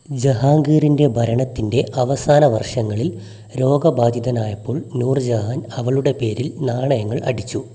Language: Malayalam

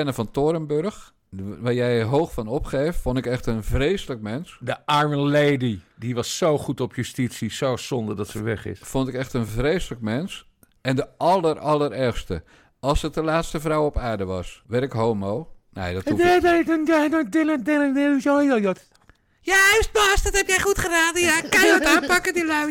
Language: Dutch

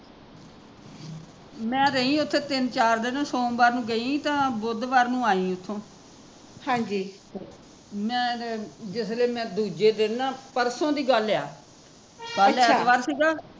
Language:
Punjabi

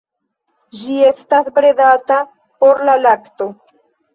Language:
Esperanto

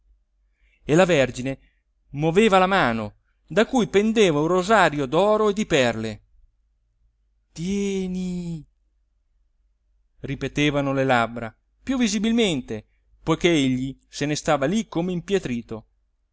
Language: Italian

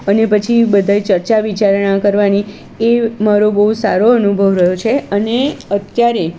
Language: Gujarati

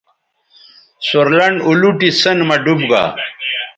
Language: Bateri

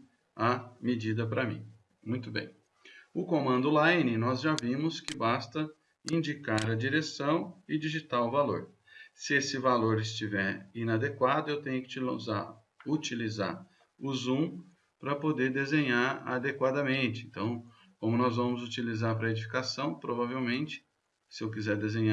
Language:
Portuguese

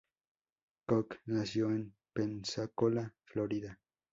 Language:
Spanish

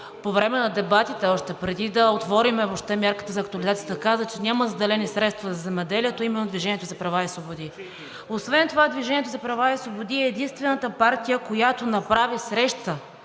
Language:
Bulgarian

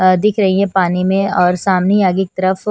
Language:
Hindi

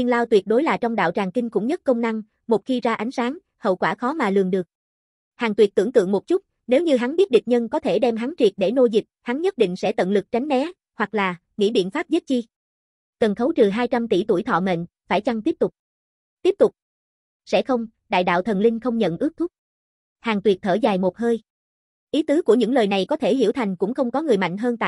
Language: Vietnamese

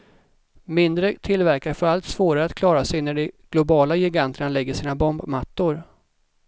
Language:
Swedish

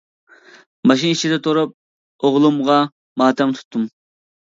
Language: Uyghur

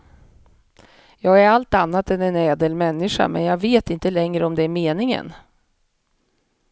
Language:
Swedish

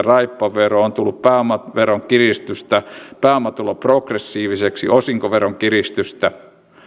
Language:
Finnish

